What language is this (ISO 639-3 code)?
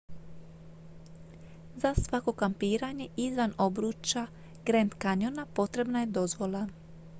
hrv